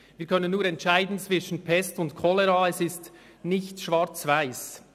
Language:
Swiss German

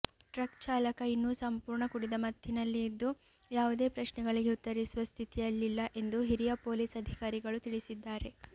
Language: Kannada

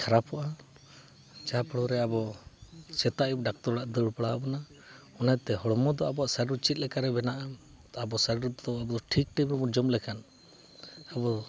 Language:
Santali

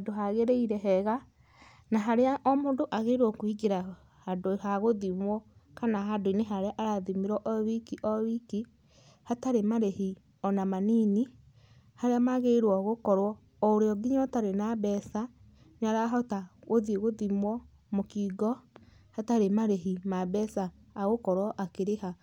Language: Kikuyu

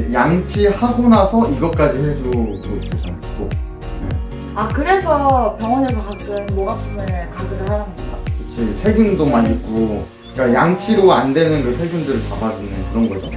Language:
Korean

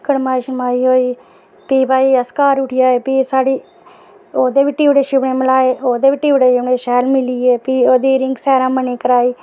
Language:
Dogri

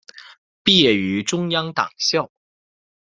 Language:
Chinese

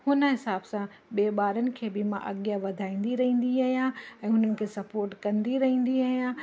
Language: Sindhi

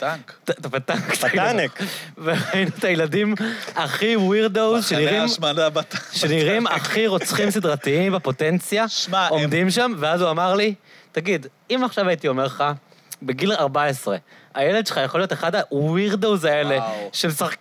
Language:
Hebrew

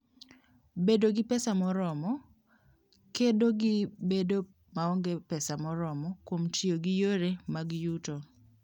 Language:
Luo (Kenya and Tanzania)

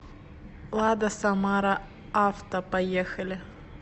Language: Russian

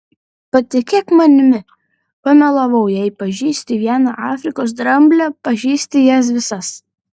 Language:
Lithuanian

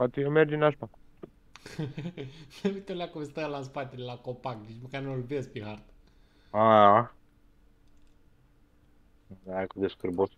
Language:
Romanian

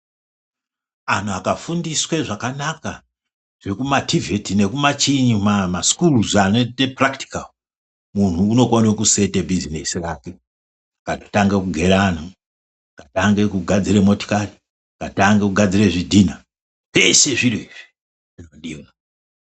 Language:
Ndau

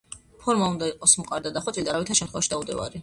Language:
Georgian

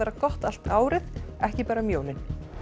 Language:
Icelandic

